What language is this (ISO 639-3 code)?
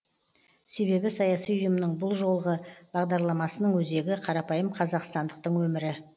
kaz